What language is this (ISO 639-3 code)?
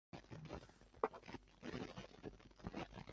zho